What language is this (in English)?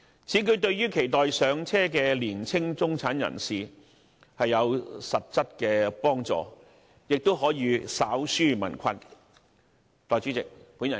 Cantonese